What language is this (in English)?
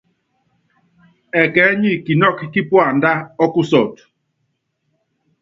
Yangben